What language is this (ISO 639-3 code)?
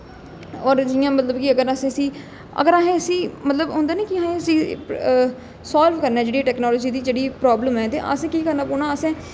doi